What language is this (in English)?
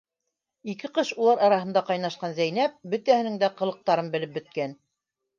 Bashkir